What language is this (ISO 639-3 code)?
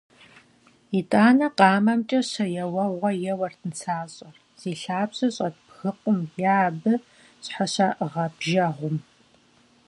kbd